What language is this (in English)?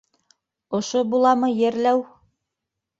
Bashkir